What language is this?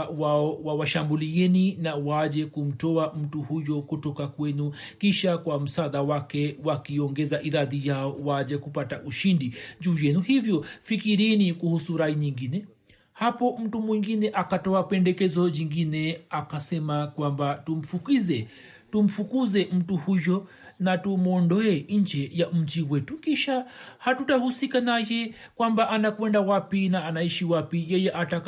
Swahili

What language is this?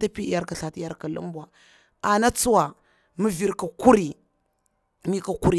Bura-Pabir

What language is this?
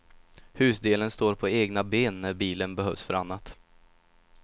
Swedish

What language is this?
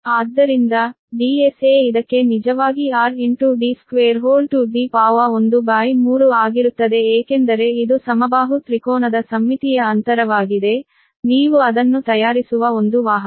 Kannada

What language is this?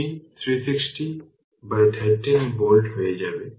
Bangla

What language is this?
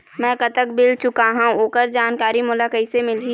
Chhattisgarhi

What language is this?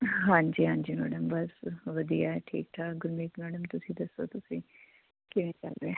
Punjabi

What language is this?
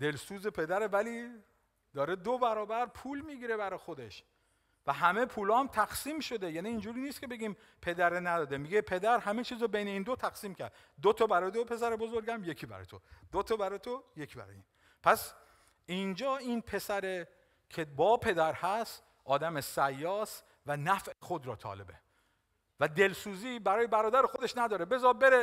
Persian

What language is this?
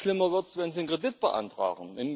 German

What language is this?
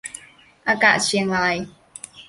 Thai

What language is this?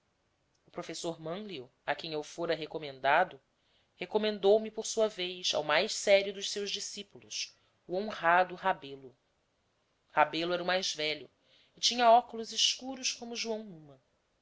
Portuguese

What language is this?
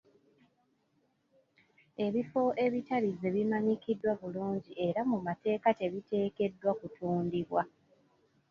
Ganda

